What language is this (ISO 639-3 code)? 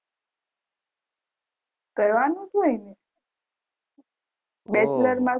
guj